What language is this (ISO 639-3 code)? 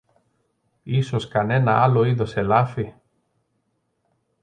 ell